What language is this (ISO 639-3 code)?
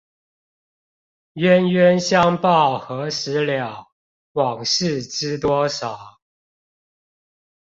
zho